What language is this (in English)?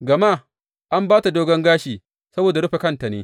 Hausa